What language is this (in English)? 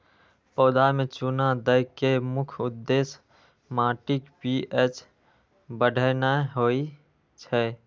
Maithili